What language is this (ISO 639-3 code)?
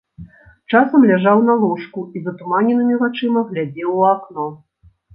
bel